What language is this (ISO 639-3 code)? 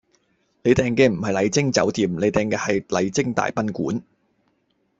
yue